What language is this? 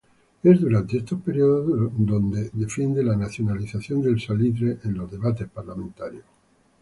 Spanish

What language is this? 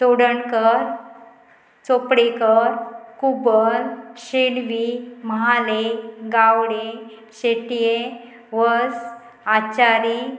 Konkani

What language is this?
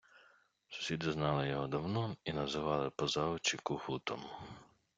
Ukrainian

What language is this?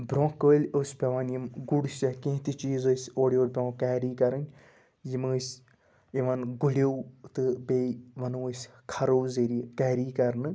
Kashmiri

